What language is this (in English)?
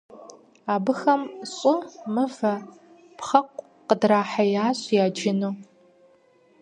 Kabardian